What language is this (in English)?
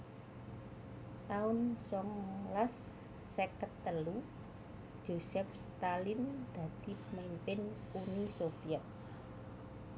Javanese